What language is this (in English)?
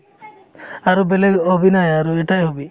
Assamese